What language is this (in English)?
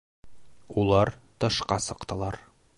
Bashkir